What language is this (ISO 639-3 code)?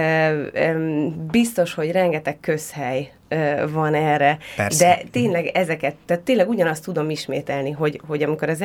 hun